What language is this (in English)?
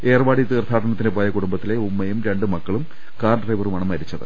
Malayalam